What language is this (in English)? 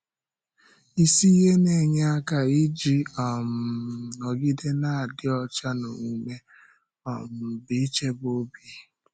Igbo